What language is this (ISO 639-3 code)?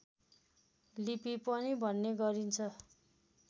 nep